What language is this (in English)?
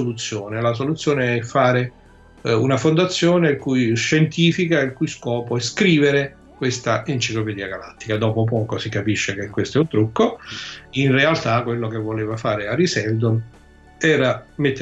Italian